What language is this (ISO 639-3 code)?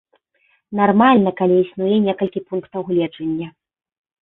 bel